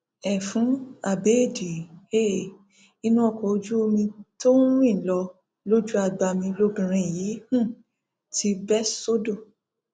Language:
Yoruba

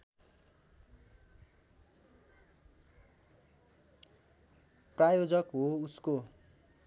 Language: Nepali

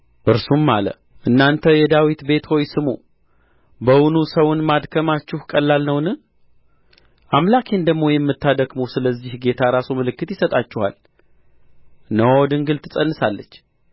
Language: Amharic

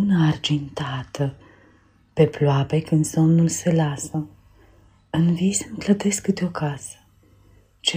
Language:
Romanian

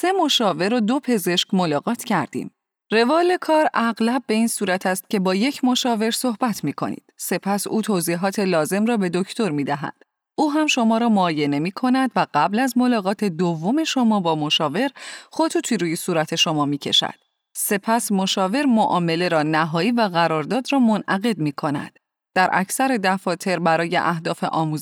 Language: Persian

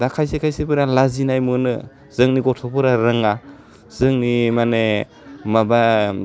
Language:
Bodo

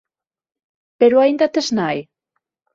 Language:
Galician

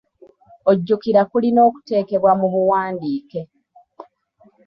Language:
Ganda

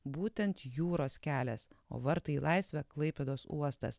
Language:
Lithuanian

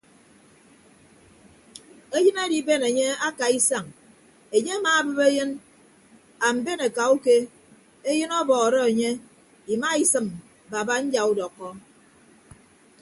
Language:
Ibibio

